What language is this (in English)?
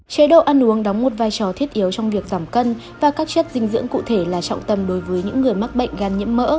Vietnamese